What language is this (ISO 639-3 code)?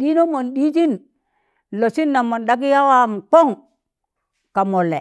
tan